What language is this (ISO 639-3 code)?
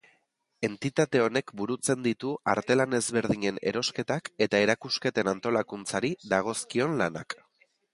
eus